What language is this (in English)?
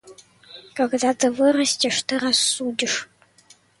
Russian